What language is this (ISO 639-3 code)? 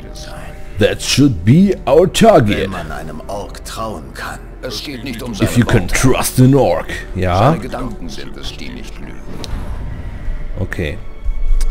deu